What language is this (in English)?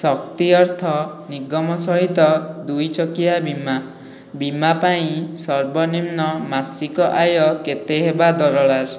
Odia